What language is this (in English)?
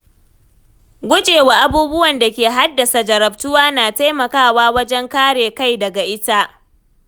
Hausa